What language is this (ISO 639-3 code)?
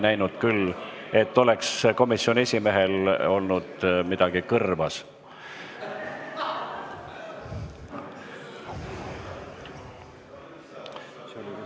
est